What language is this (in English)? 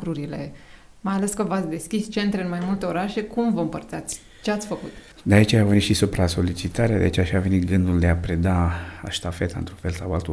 Romanian